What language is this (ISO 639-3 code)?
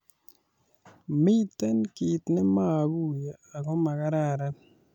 kln